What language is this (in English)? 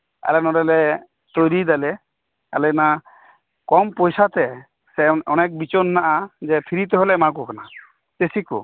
Santali